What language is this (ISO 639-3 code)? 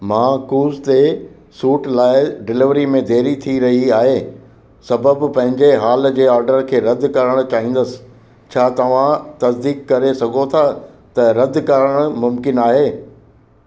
snd